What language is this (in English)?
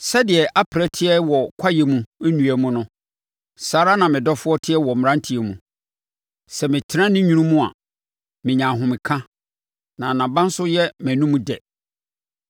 Akan